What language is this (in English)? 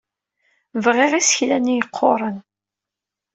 Kabyle